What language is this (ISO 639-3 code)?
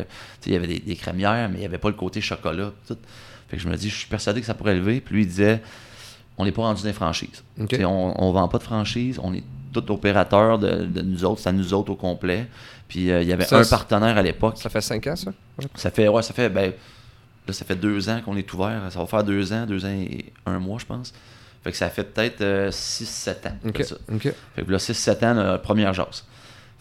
fra